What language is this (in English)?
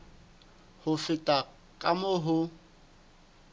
Southern Sotho